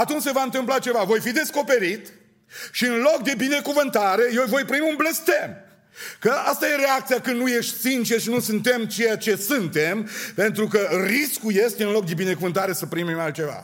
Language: Romanian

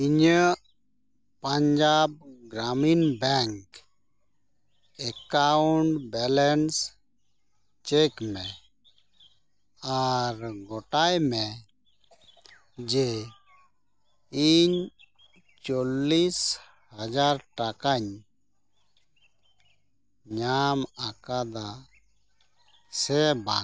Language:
Santali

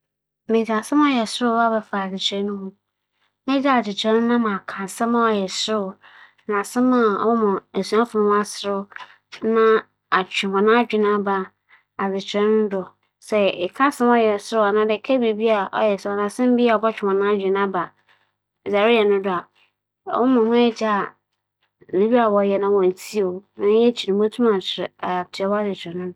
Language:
Akan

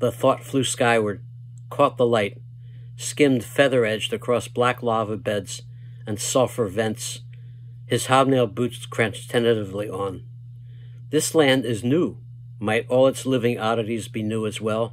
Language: English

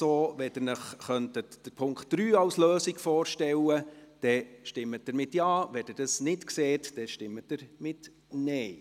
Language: Swiss German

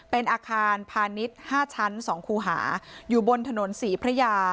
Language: Thai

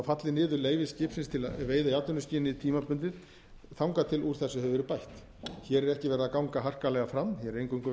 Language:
Icelandic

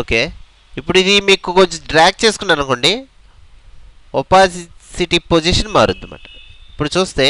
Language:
Hindi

